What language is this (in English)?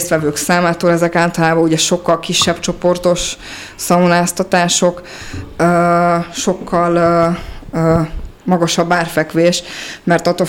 Hungarian